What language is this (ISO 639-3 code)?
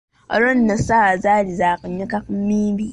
lug